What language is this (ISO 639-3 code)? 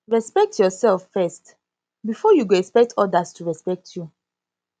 pcm